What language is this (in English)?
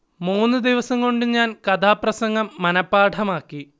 Malayalam